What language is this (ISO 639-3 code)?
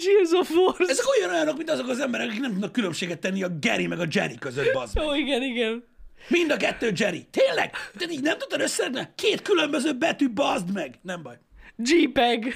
hun